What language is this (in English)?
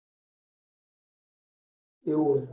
Gujarati